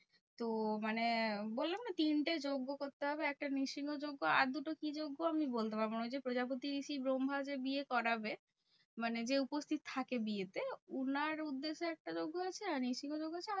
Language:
Bangla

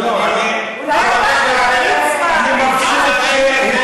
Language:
Hebrew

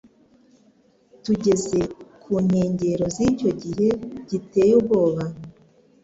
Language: Kinyarwanda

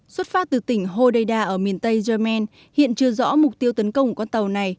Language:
Vietnamese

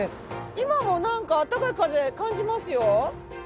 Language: Japanese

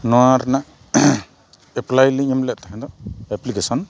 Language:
Santali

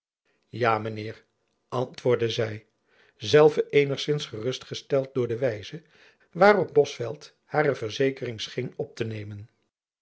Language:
Dutch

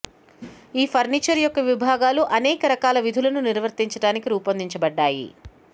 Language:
Telugu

